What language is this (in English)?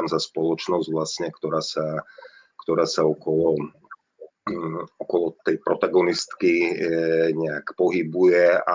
Slovak